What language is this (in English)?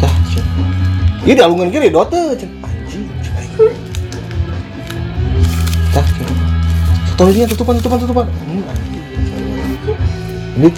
Indonesian